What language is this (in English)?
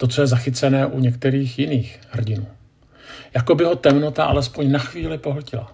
Czech